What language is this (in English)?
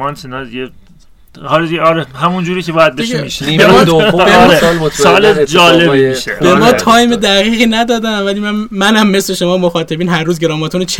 Persian